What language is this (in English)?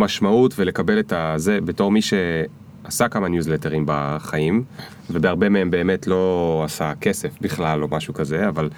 Hebrew